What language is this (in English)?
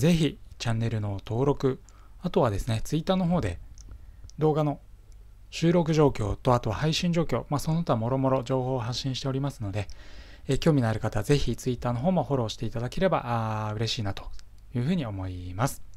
Japanese